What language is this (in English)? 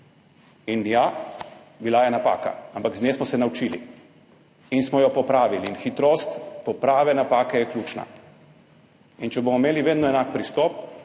Slovenian